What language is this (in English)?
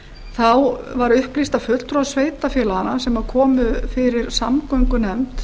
Icelandic